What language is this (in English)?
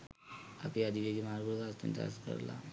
Sinhala